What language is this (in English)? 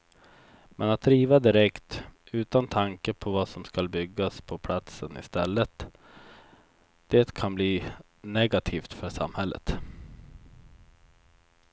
Swedish